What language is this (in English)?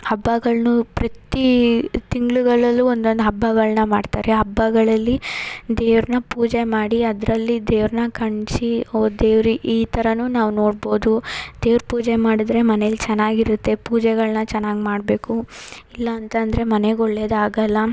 Kannada